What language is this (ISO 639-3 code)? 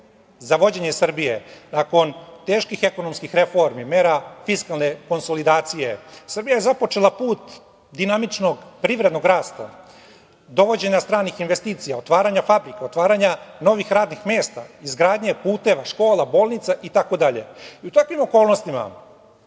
srp